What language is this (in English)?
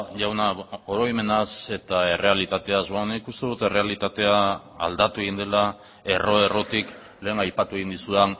Basque